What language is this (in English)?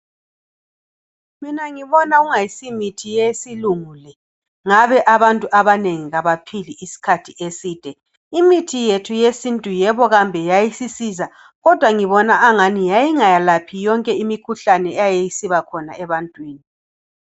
North Ndebele